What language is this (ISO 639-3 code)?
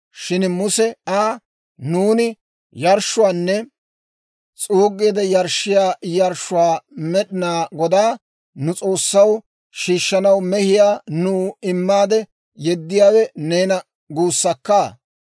dwr